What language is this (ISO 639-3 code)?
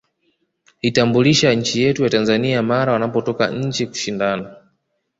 swa